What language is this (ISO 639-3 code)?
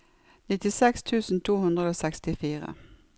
nor